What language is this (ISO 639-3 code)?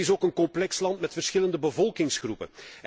nld